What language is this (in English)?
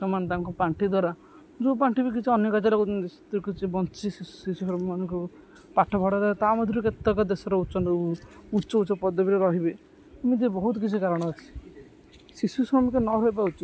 Odia